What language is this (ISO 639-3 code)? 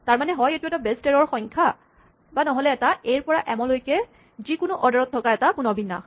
asm